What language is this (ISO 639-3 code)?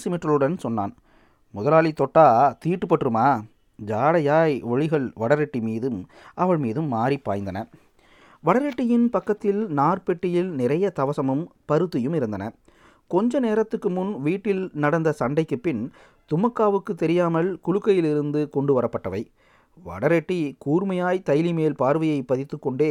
tam